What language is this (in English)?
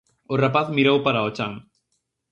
Galician